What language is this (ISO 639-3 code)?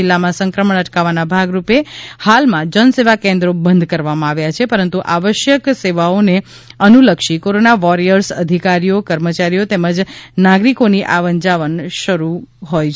guj